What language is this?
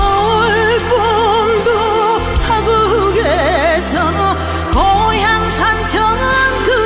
Korean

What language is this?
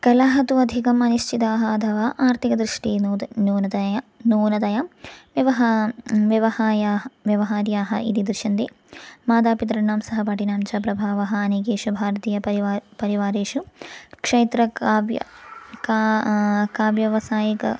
Sanskrit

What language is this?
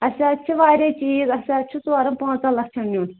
Kashmiri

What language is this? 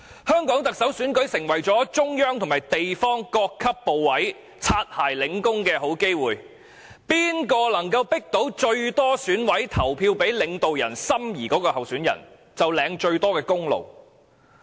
Cantonese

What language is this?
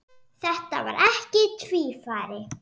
Icelandic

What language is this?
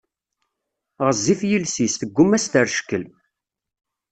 Kabyle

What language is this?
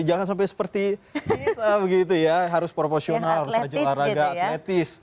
Indonesian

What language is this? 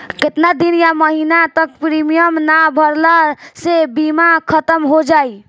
Bhojpuri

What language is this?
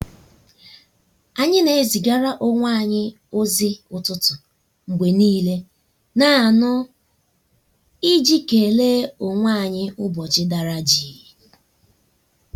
Igbo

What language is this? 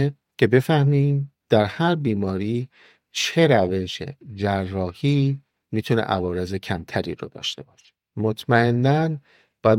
Persian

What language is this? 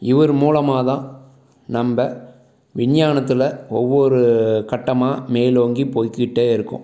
Tamil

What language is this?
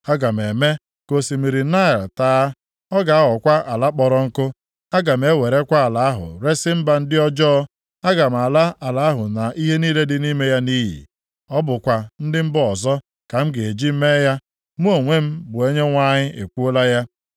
Igbo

